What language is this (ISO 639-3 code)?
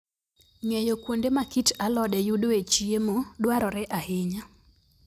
luo